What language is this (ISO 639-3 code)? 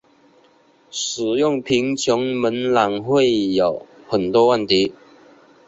zho